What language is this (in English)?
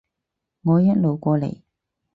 Cantonese